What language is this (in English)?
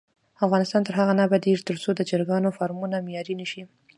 Pashto